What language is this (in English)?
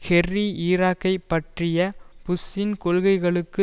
Tamil